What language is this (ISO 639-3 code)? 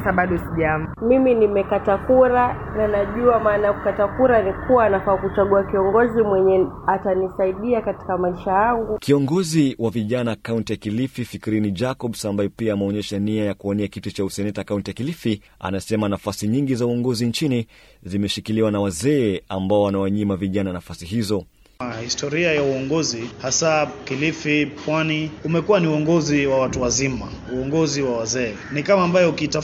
swa